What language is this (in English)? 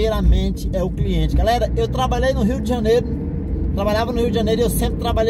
Portuguese